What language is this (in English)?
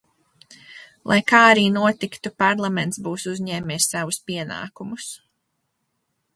Latvian